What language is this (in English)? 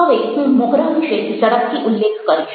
Gujarati